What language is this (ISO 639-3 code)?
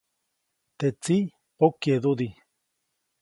zoc